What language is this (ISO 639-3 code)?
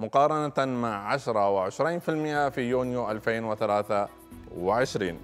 ara